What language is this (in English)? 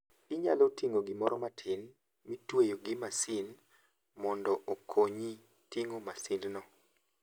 Luo (Kenya and Tanzania)